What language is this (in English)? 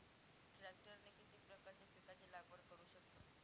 Marathi